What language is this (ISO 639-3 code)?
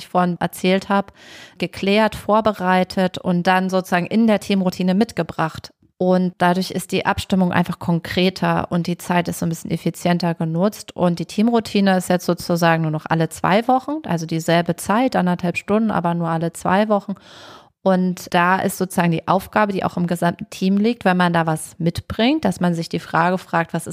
deu